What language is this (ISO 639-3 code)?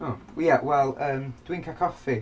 cym